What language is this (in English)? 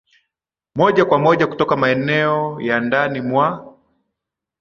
Swahili